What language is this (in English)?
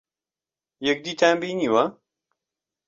Central Kurdish